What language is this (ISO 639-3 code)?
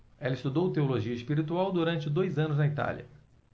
por